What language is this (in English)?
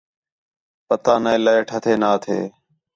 Khetrani